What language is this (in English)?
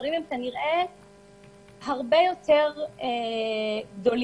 Hebrew